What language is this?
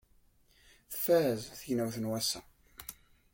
Kabyle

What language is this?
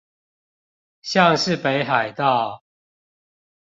Chinese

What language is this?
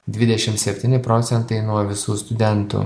Lithuanian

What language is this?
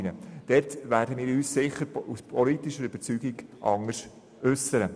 Swiss German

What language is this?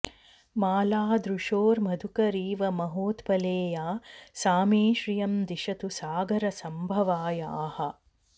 Sanskrit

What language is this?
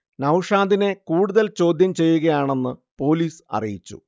Malayalam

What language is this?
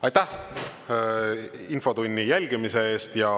Estonian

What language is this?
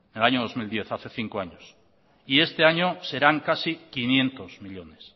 Spanish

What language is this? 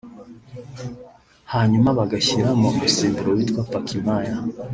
Kinyarwanda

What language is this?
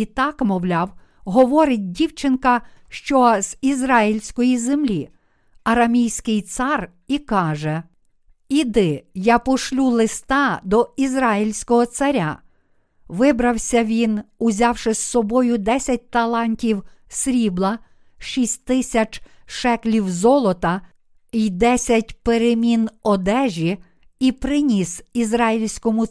Ukrainian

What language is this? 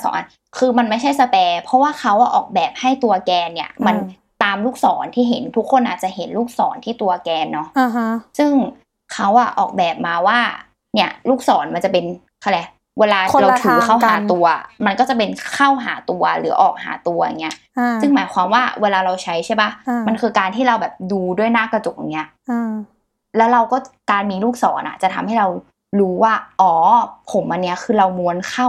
Thai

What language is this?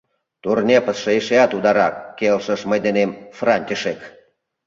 Mari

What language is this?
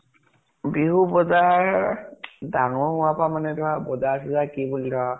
Assamese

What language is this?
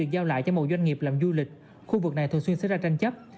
Vietnamese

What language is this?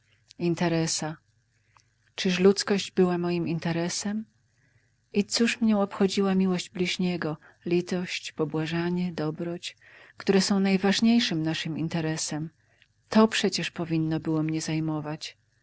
Polish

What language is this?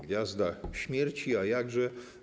Polish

